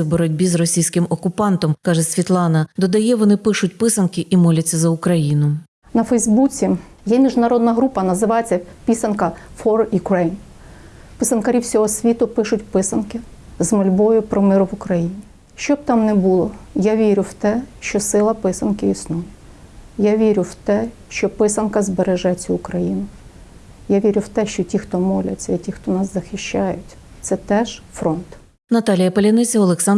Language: Ukrainian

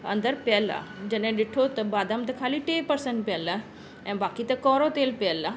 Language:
Sindhi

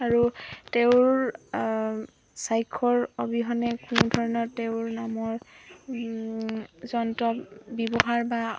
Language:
Assamese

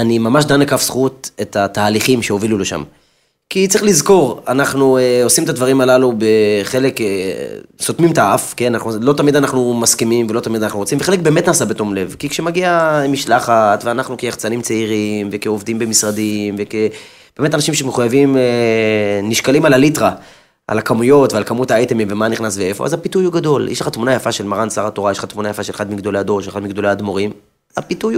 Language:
Hebrew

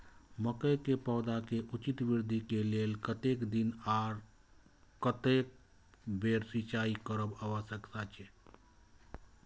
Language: Maithili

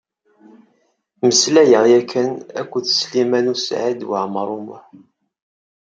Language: Kabyle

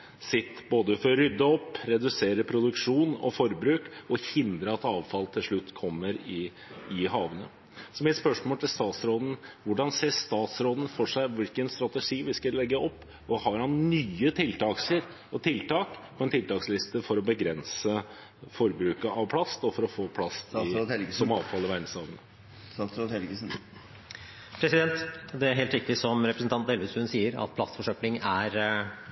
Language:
Norwegian Bokmål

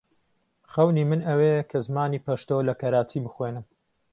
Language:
Central Kurdish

